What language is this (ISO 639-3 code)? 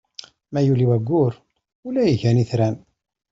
kab